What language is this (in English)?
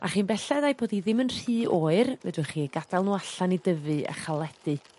Welsh